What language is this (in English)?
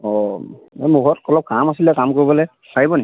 Assamese